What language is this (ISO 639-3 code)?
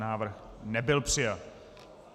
ces